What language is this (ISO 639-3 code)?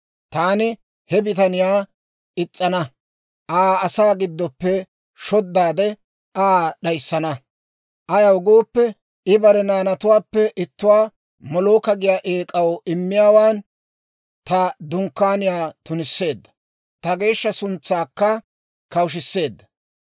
dwr